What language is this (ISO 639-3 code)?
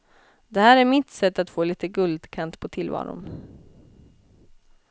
swe